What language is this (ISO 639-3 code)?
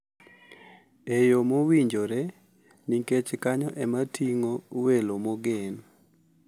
luo